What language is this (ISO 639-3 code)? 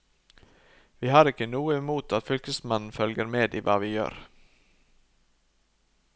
nor